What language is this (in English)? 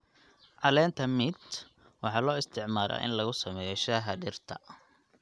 Somali